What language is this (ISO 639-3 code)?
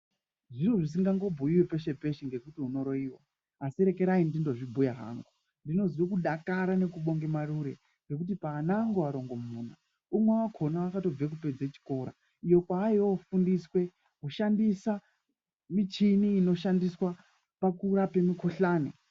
ndc